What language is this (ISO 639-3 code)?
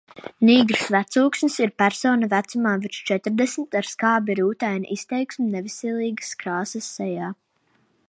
lav